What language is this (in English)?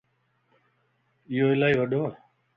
Lasi